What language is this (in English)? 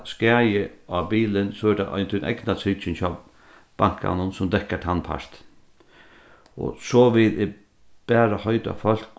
Faroese